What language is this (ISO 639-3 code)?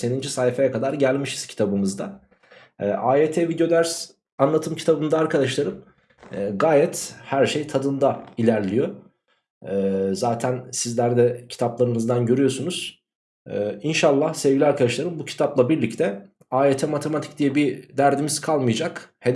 tur